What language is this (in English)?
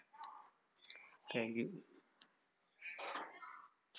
Malayalam